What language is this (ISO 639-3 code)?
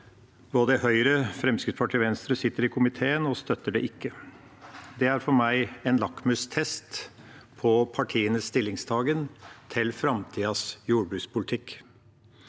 nor